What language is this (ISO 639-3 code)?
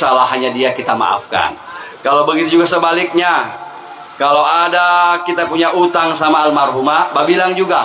ind